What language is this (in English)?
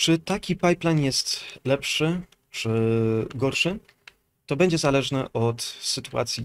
Polish